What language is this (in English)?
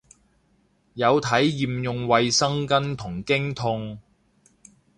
Cantonese